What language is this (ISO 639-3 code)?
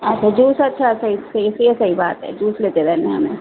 urd